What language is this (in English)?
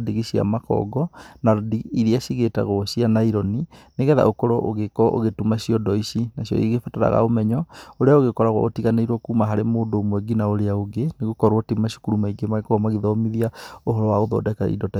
Kikuyu